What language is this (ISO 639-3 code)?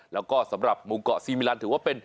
tha